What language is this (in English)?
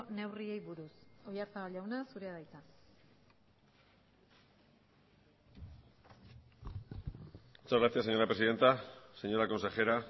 Basque